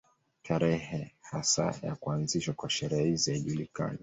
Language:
Swahili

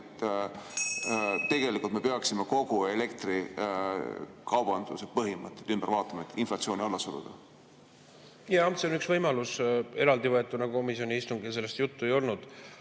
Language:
Estonian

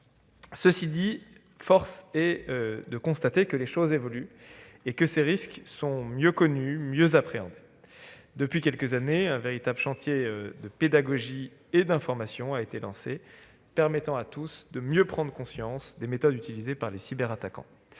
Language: French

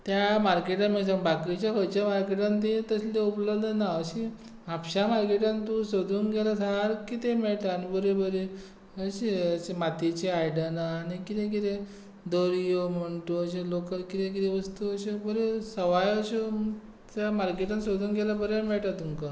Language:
Konkani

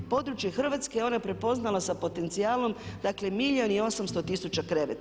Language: Croatian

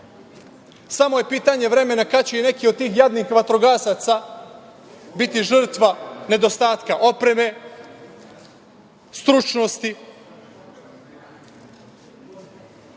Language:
Serbian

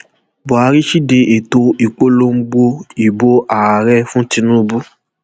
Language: Yoruba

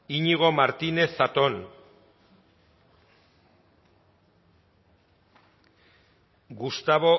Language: Basque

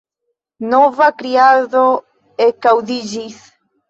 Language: Esperanto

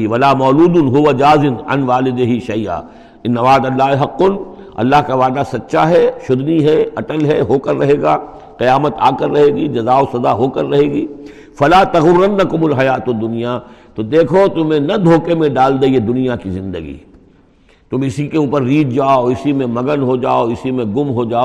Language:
Urdu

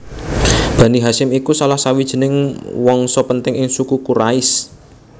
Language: Javanese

